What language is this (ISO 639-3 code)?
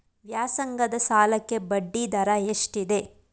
kan